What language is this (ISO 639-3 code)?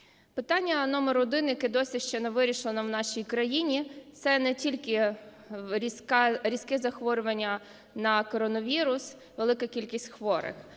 ukr